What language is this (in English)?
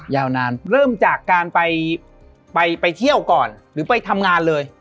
Thai